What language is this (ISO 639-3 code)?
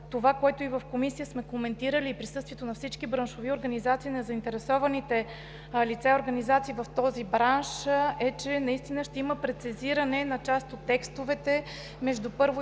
bul